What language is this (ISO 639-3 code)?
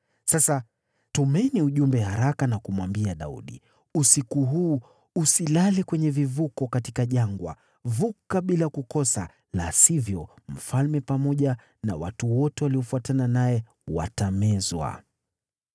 swa